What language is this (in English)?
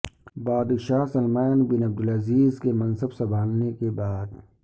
Urdu